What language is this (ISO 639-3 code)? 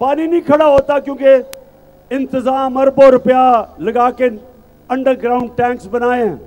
hin